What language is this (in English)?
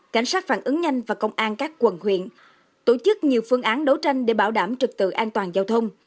Vietnamese